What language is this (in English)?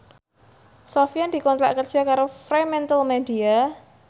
Javanese